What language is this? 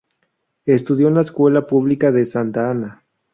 Spanish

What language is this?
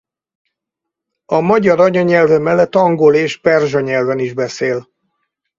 Hungarian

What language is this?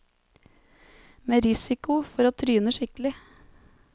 Norwegian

